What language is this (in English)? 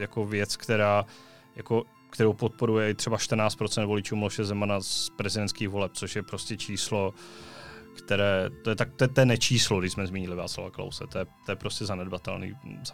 Czech